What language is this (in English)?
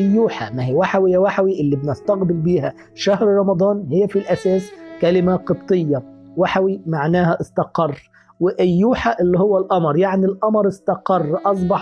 Arabic